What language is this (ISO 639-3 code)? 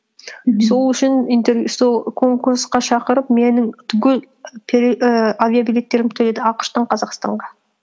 kaz